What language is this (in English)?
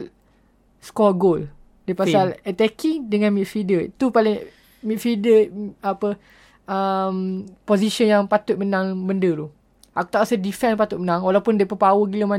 Malay